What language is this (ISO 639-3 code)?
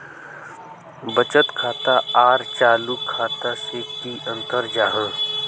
mag